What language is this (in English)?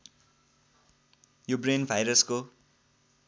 Nepali